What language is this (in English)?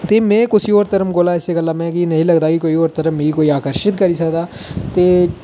Dogri